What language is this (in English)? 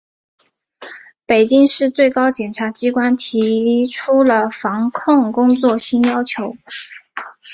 Chinese